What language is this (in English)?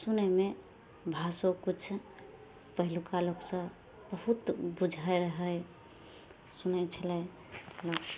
Maithili